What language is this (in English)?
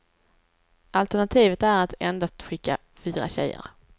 Swedish